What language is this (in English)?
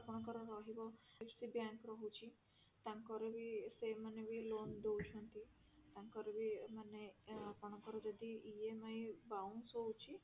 Odia